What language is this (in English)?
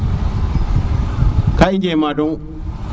Serer